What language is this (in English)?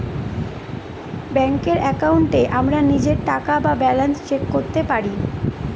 Bangla